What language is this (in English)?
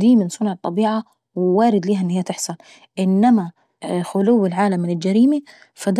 Saidi Arabic